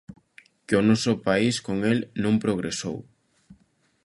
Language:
Galician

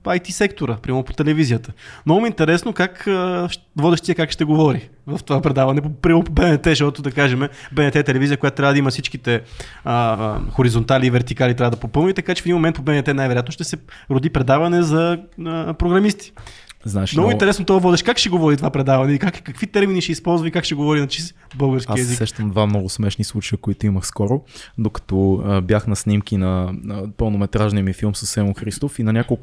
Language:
Bulgarian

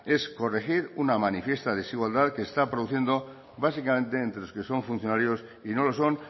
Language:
Spanish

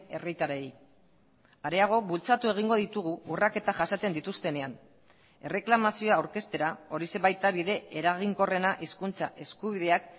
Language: Basque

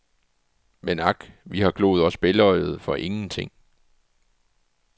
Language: Danish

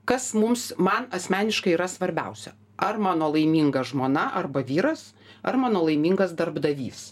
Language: Lithuanian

